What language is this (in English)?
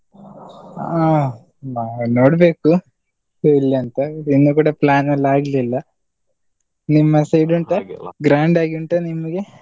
Kannada